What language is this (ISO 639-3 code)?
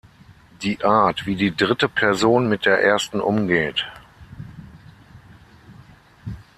deu